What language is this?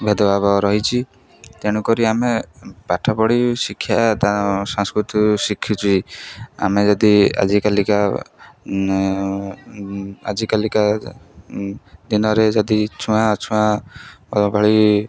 Odia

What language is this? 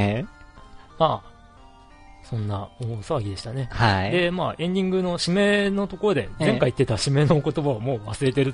Japanese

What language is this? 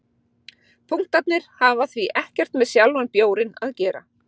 Icelandic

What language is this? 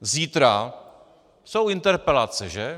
Czech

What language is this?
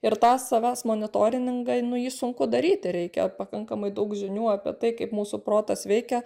Lithuanian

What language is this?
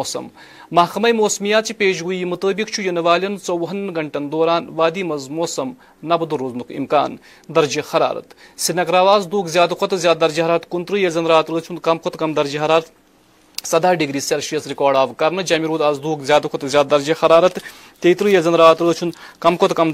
Urdu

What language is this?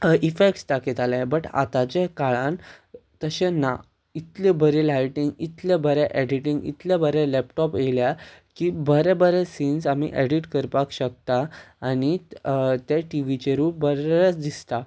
Konkani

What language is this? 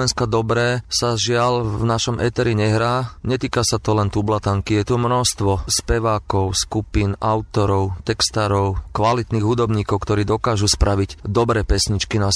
Slovak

